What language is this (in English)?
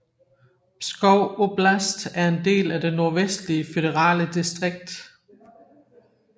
Danish